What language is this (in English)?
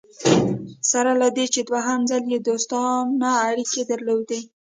Pashto